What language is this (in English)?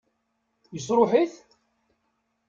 Kabyle